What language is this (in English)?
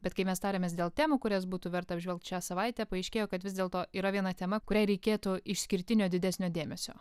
Lithuanian